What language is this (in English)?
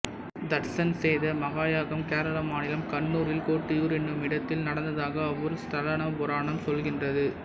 Tamil